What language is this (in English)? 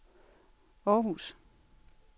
Danish